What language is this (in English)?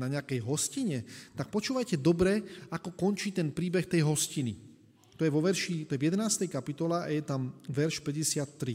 Slovak